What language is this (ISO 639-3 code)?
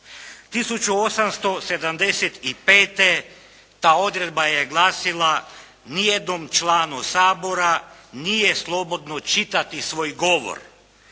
hrv